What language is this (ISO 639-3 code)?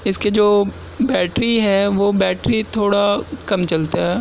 urd